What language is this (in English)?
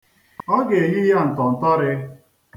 Igbo